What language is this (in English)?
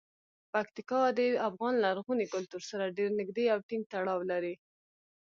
Pashto